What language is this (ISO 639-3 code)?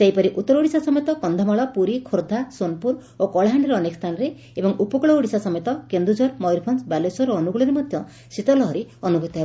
ori